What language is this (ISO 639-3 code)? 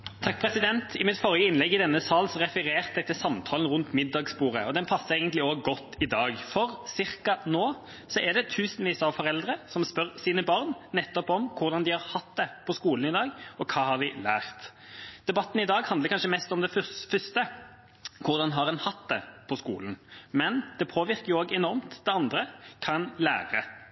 nob